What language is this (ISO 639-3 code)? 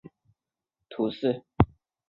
zho